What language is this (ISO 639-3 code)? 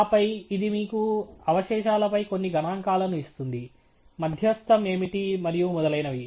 tel